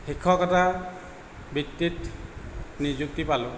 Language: Assamese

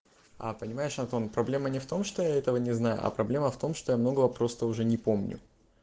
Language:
Russian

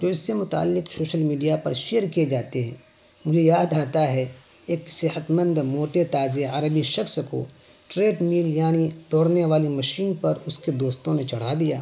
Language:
Urdu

